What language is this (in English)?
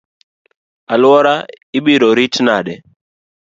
Luo (Kenya and Tanzania)